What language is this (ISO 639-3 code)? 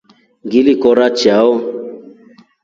rof